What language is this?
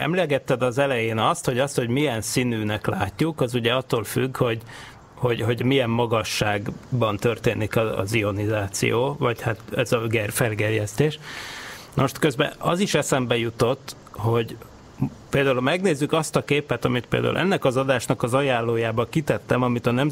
Hungarian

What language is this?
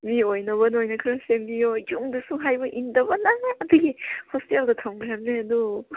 Manipuri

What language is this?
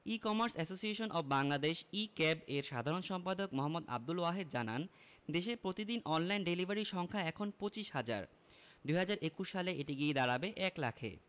Bangla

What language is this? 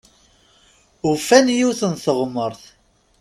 Kabyle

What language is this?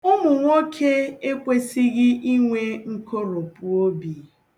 Igbo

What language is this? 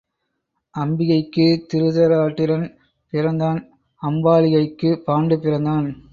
Tamil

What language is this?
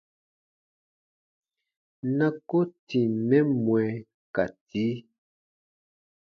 Baatonum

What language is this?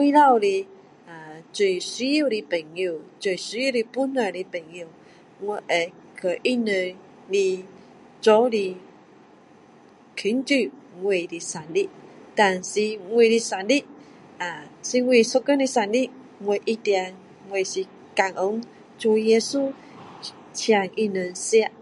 Min Dong Chinese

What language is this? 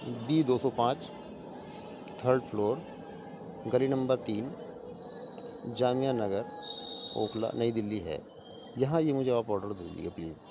Urdu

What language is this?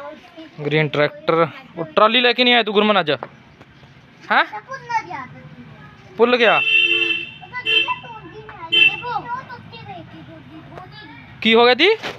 Hindi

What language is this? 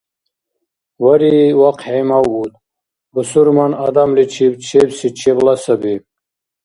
Dargwa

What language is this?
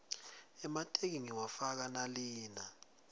Swati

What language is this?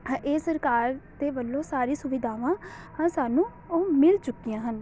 Punjabi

